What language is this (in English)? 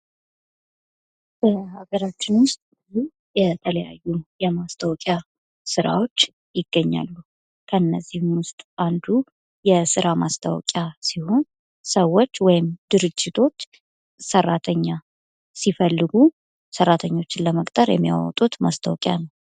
Amharic